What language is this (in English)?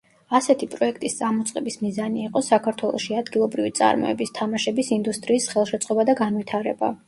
Georgian